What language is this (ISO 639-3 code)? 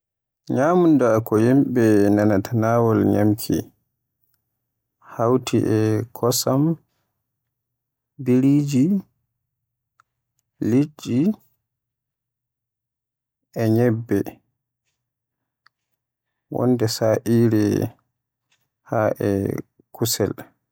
fue